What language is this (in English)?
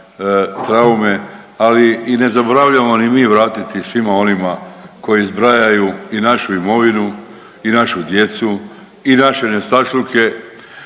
Croatian